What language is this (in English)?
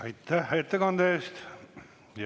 Estonian